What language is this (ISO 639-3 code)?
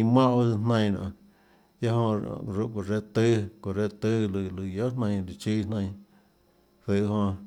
ctl